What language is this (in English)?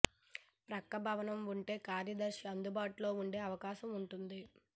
Telugu